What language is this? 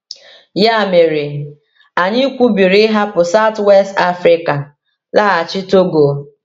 Igbo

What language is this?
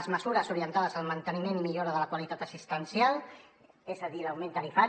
Catalan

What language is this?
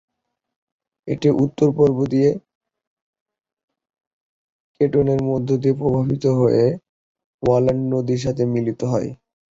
Bangla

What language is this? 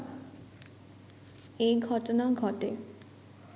Bangla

